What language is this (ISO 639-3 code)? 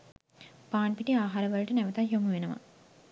sin